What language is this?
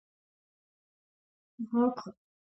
Georgian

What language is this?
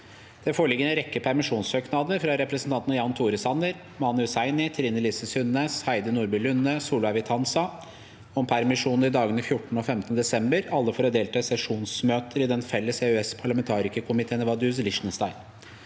Norwegian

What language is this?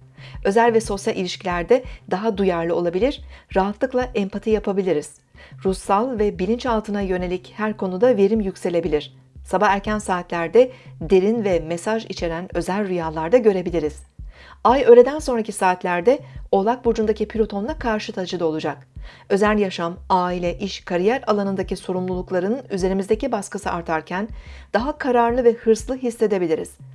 Turkish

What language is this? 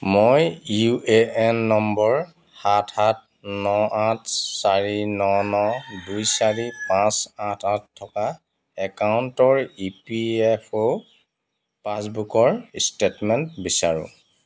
Assamese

